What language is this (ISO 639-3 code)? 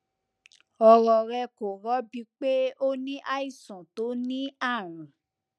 yor